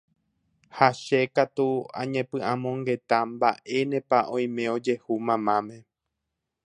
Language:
Guarani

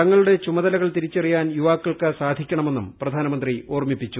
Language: Malayalam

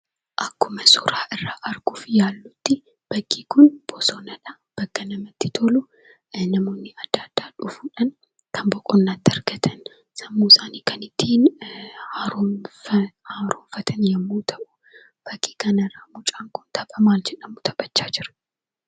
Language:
Oromo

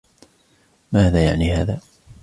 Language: Arabic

